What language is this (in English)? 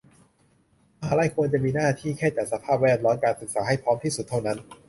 Thai